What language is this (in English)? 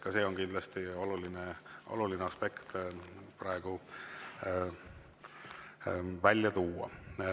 Estonian